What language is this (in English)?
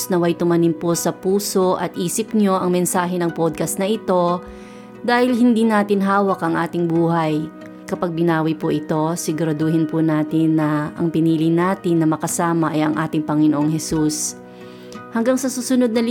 Filipino